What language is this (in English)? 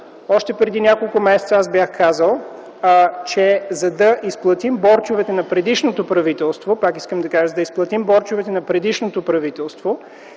Bulgarian